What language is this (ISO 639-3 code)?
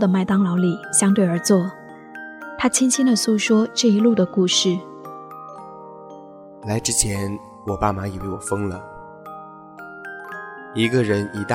zho